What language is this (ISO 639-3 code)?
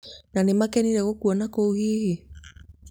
kik